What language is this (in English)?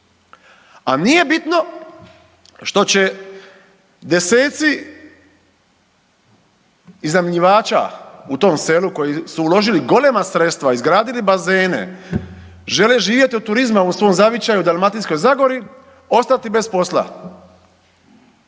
Croatian